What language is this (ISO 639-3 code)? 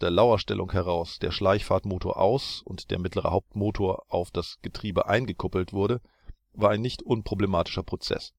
deu